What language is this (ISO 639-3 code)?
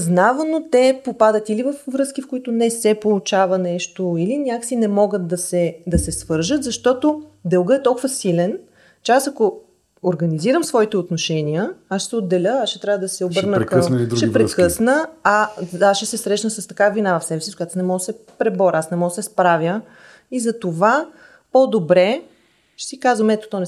bul